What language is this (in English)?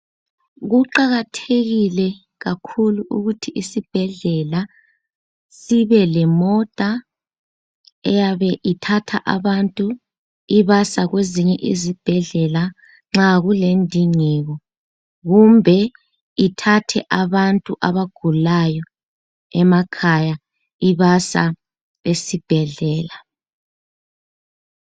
North Ndebele